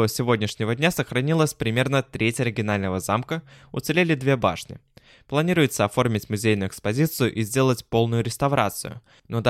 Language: Russian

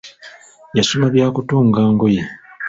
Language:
Ganda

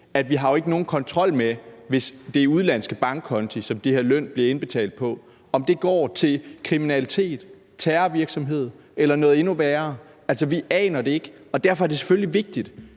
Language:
Danish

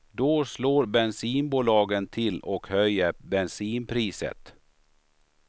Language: Swedish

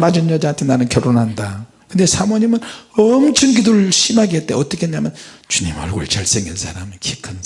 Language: Korean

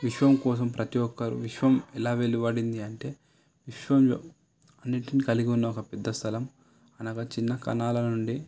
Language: Telugu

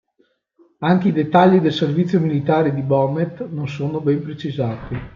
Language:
Italian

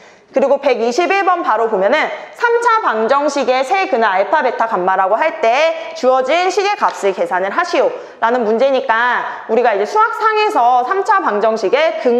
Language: Korean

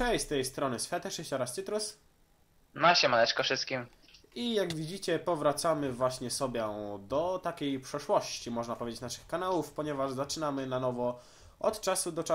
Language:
Polish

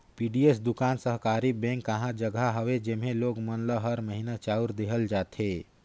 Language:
Chhattisgarhi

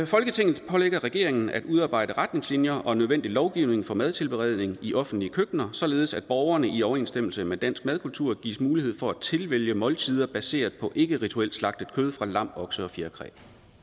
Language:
Danish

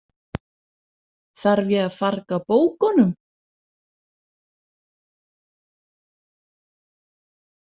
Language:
Icelandic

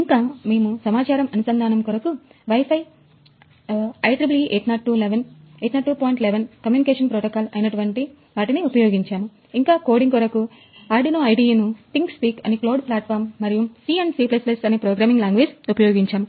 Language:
Telugu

